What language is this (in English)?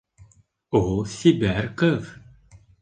Bashkir